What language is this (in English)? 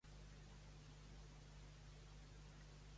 Catalan